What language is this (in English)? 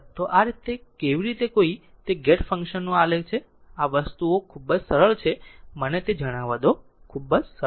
Gujarati